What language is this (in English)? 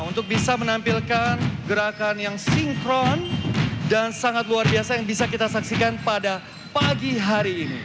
Indonesian